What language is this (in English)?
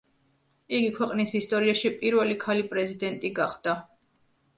Georgian